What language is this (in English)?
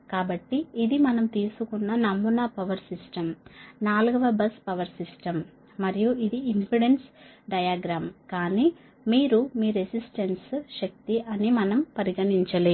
Telugu